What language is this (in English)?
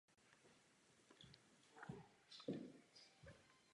Czech